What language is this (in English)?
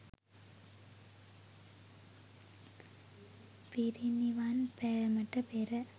Sinhala